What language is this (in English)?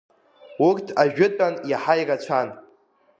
Abkhazian